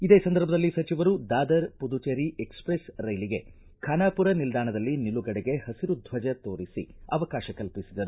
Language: Kannada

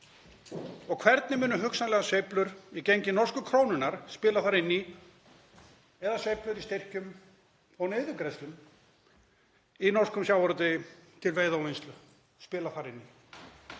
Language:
Icelandic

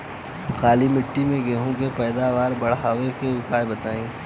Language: Bhojpuri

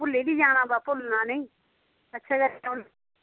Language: Dogri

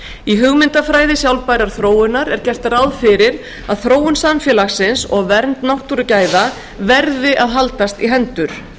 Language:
Icelandic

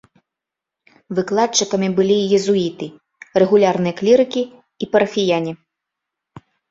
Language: Belarusian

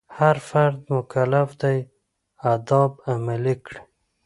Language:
Pashto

